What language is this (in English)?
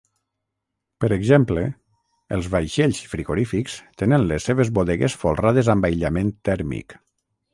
Catalan